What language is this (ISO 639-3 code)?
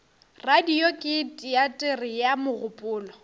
nso